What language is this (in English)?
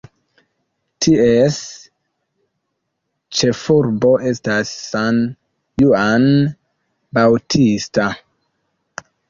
Esperanto